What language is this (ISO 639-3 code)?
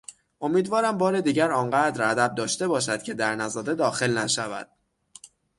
fas